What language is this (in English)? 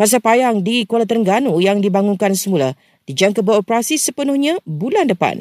Malay